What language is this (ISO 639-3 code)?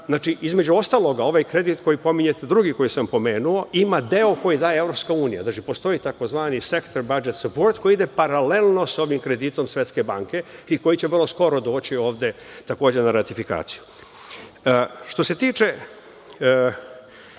srp